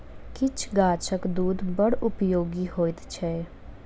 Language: Maithili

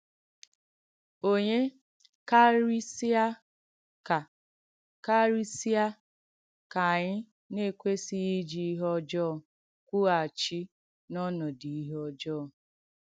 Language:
Igbo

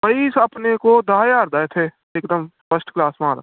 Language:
Punjabi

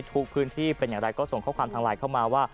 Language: Thai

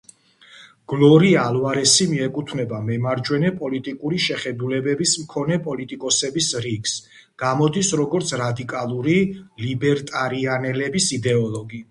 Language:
Georgian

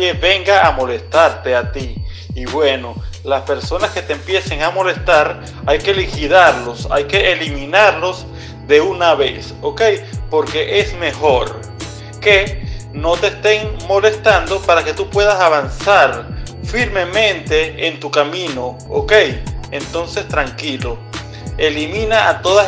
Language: Spanish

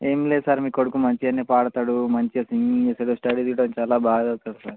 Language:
Telugu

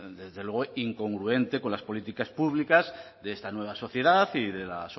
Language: Spanish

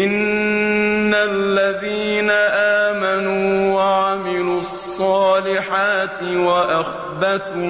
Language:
Arabic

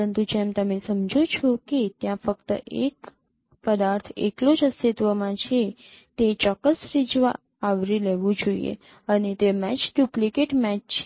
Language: Gujarati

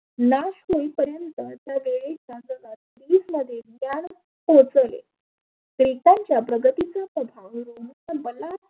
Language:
Marathi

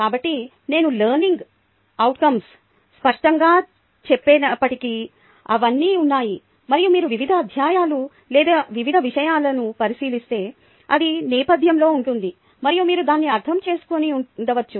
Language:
Telugu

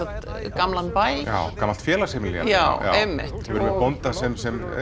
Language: Icelandic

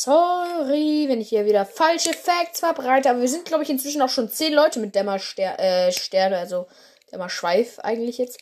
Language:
German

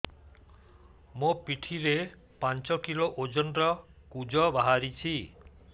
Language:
Odia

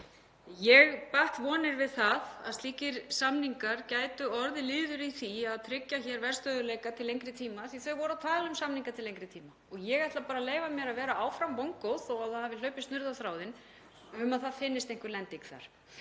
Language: Icelandic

